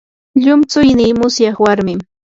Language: Yanahuanca Pasco Quechua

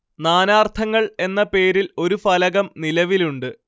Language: Malayalam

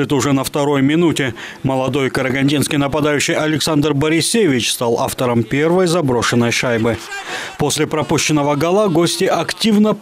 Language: Russian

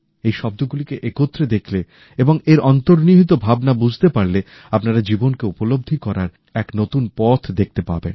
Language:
Bangla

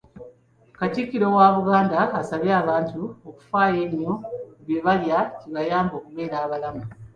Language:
Ganda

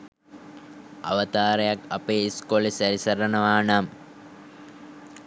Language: Sinhala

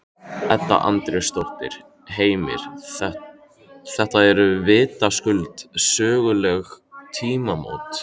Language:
Icelandic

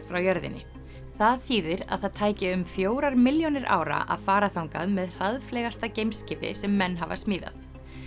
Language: Icelandic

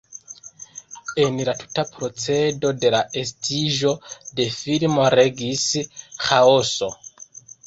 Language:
Esperanto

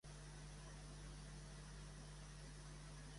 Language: Catalan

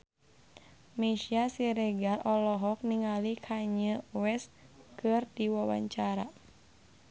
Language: Sundanese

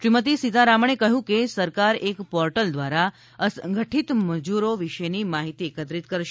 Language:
Gujarati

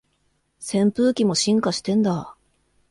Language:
Japanese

